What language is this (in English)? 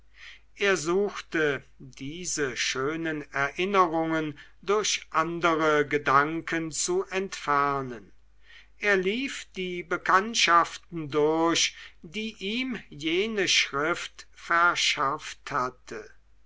German